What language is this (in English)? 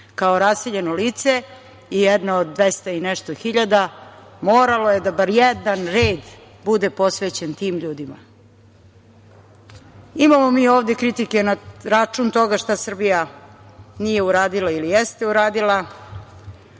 Serbian